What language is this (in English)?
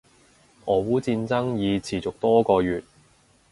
Cantonese